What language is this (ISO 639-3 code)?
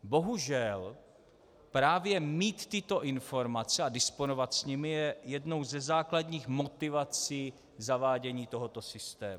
ces